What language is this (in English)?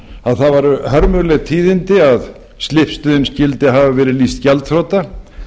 Icelandic